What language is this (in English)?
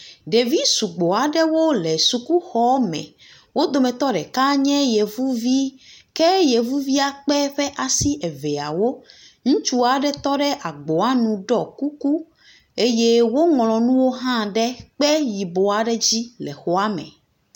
Ewe